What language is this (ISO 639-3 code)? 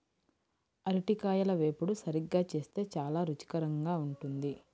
tel